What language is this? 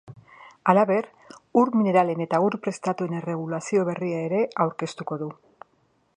Basque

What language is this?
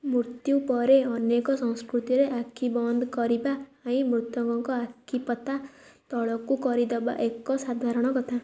Odia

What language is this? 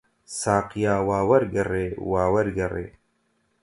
Central Kurdish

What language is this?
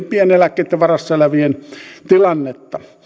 Finnish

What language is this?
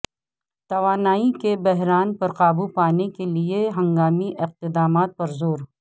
Urdu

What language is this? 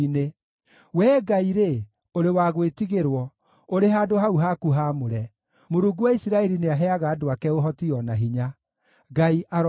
Kikuyu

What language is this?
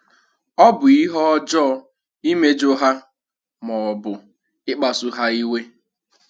Igbo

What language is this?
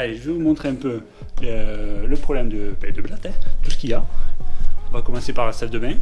French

